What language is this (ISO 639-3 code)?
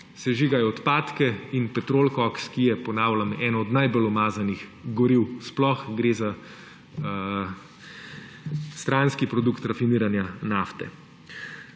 slv